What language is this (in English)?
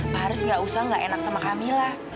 Indonesian